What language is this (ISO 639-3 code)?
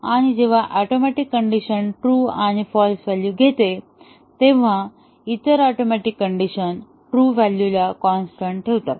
mar